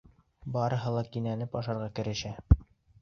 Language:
Bashkir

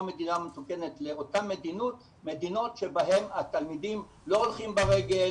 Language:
Hebrew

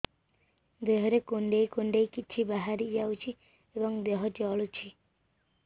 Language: Odia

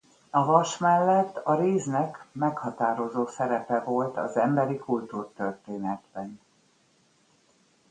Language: Hungarian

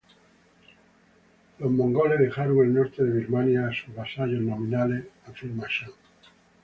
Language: Spanish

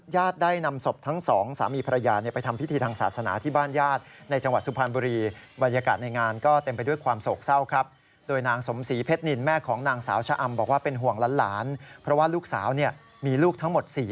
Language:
Thai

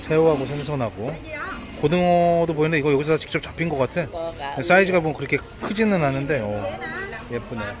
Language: Korean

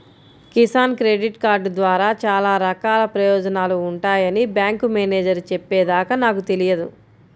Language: Telugu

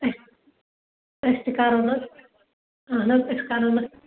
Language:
Kashmiri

